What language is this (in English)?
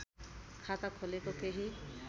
Nepali